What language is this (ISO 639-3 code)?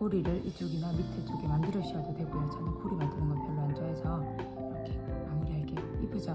kor